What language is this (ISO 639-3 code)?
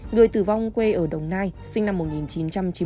vie